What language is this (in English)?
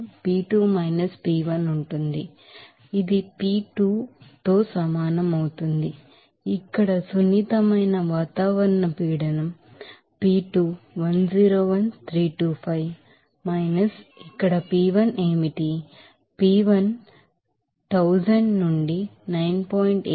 Telugu